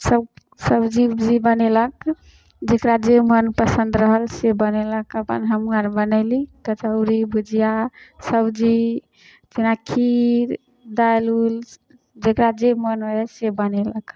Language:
Maithili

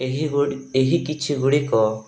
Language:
Odia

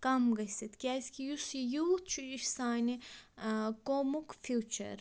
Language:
Kashmiri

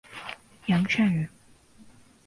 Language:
Chinese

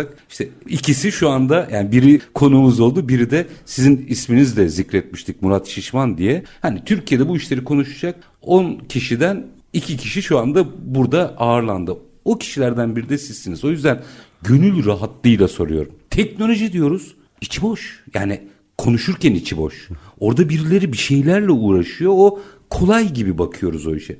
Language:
Turkish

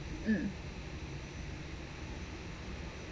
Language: English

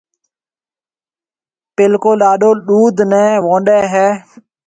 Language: Marwari (Pakistan)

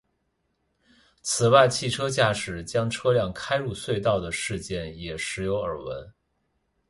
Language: Chinese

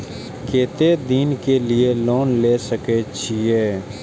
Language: Maithili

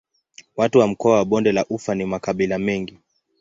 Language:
Swahili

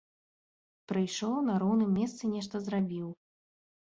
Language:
Belarusian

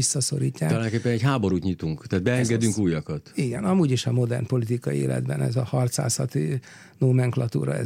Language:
Hungarian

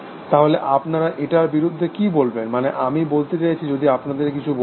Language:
Bangla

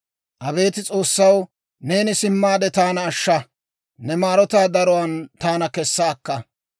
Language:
Dawro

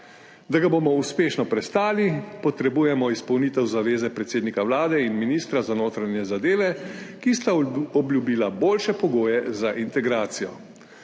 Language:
Slovenian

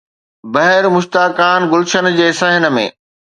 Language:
Sindhi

